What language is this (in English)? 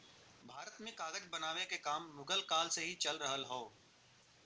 Bhojpuri